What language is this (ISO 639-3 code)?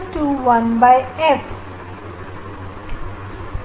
hin